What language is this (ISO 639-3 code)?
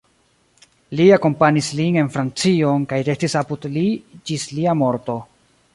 epo